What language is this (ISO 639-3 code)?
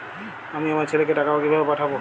ben